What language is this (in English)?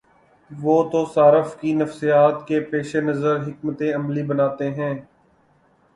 Urdu